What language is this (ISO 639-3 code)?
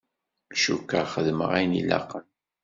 kab